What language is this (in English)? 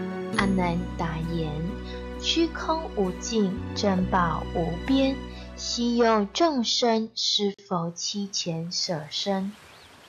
Chinese